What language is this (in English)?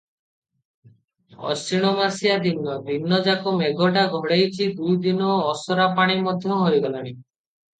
Odia